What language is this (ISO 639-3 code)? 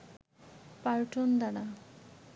ben